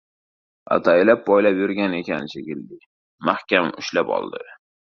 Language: Uzbek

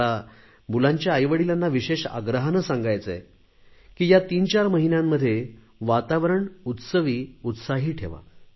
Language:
Marathi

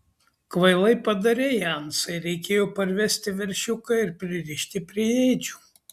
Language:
Lithuanian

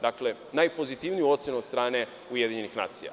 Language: Serbian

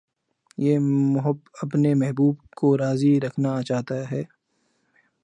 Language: Urdu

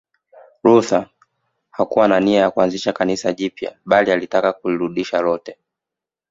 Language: Swahili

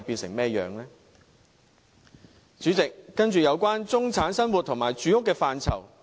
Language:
Cantonese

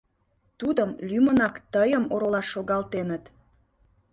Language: Mari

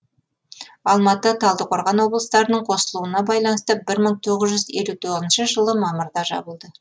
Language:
Kazakh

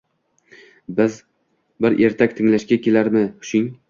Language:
Uzbek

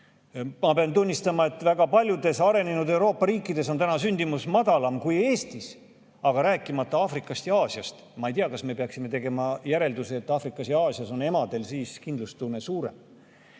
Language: Estonian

